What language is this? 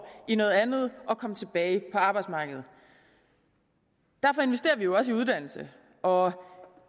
Danish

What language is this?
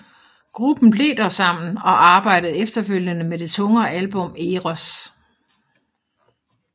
Danish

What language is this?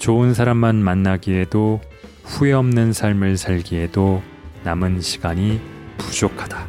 Korean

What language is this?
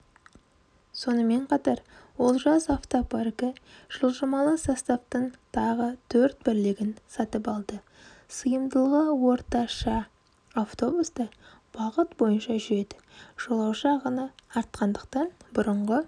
Kazakh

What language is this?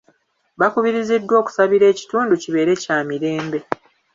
Ganda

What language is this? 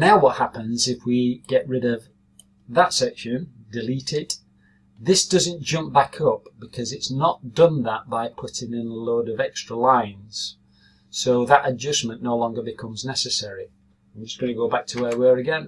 English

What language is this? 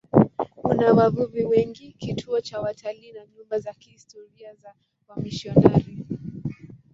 Swahili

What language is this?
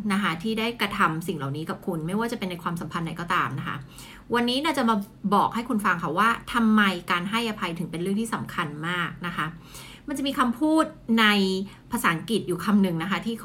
Thai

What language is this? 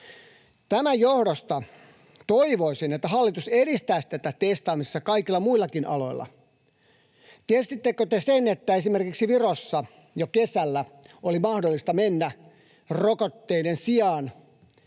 Finnish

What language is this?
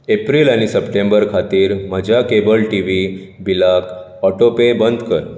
Konkani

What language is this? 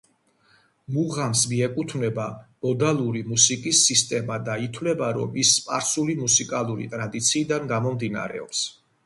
Georgian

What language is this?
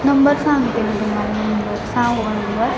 Marathi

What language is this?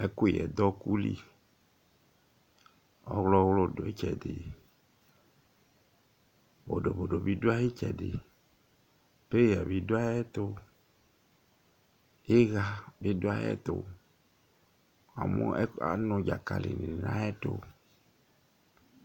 Ikposo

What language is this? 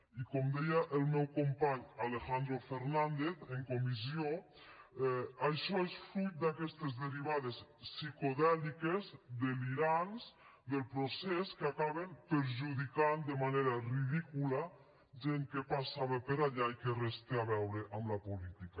Catalan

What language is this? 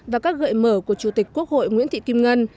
Vietnamese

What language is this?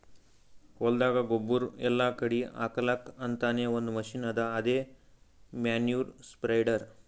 Kannada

